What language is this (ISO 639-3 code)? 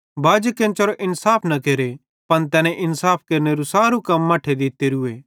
bhd